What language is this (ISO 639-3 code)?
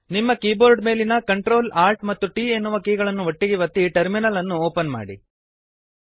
kan